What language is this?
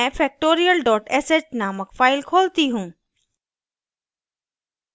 Hindi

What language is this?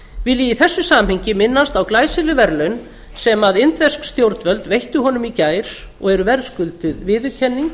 Icelandic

